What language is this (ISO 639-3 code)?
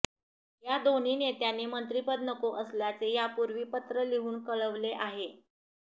mar